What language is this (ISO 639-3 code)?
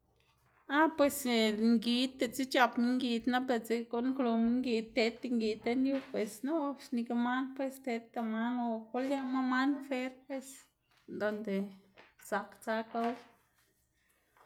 ztg